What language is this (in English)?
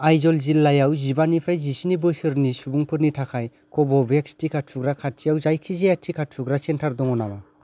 Bodo